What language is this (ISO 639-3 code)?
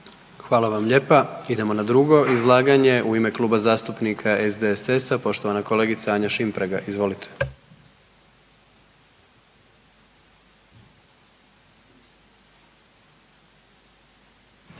hrv